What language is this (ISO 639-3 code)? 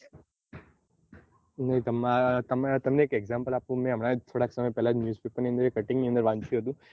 guj